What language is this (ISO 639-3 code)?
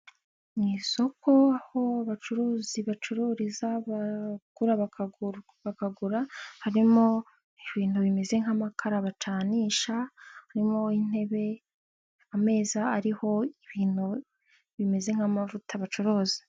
kin